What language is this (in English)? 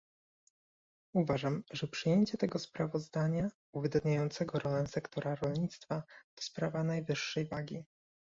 Polish